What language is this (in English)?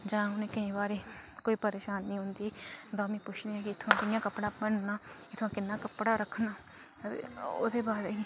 Dogri